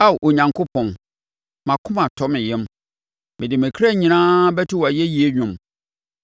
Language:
Akan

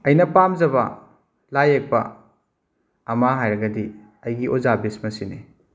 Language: Manipuri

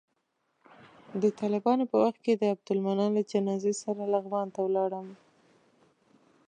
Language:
Pashto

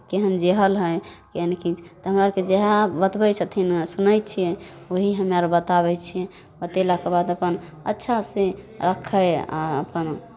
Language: Maithili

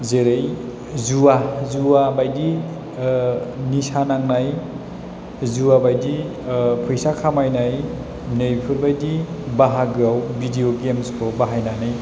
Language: Bodo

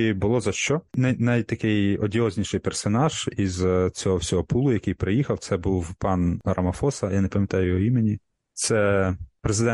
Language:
Ukrainian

